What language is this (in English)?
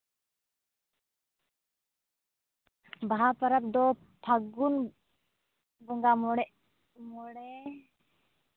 Santali